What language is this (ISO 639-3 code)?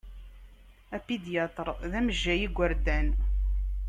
kab